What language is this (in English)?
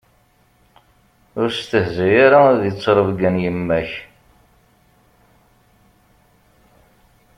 Kabyle